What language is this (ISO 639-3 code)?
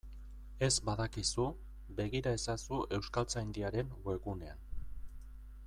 eus